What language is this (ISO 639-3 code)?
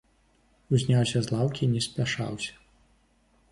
bel